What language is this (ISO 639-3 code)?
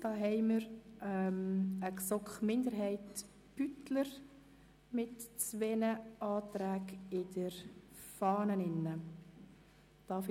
gsw